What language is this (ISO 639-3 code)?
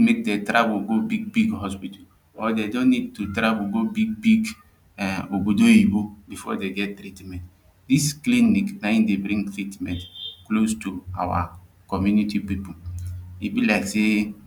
pcm